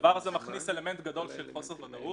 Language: Hebrew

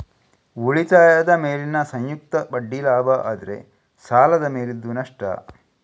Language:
Kannada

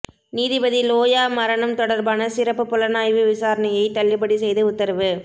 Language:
Tamil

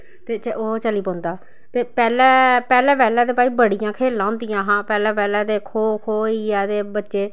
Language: Dogri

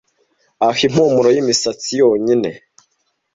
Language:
Kinyarwanda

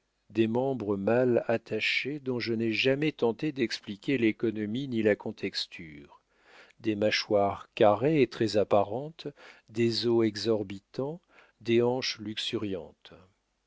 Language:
French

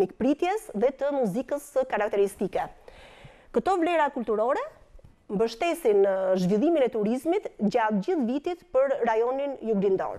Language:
Romanian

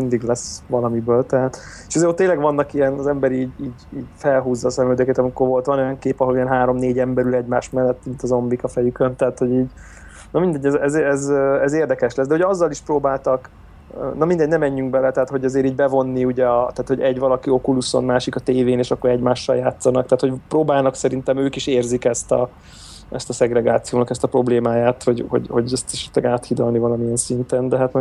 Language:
Hungarian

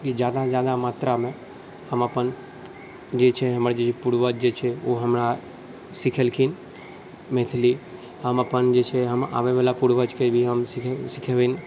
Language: Maithili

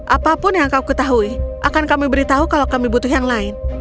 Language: Indonesian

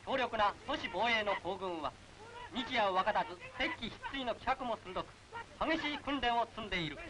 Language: Japanese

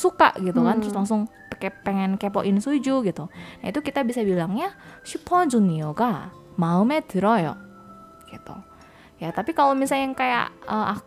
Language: Indonesian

